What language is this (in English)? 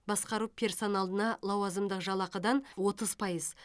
Kazakh